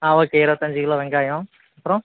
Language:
Tamil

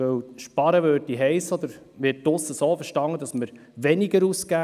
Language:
Swiss German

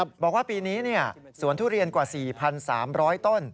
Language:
Thai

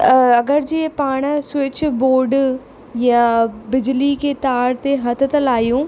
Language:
Sindhi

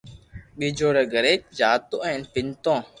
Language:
Loarki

